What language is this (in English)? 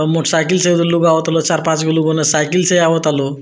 Bhojpuri